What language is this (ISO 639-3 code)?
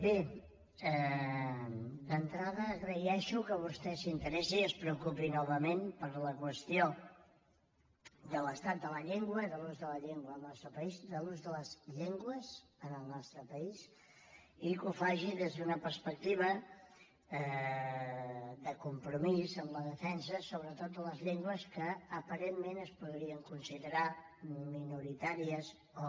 cat